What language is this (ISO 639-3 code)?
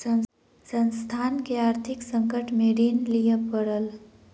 mai